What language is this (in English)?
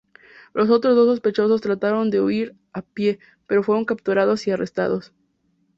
Spanish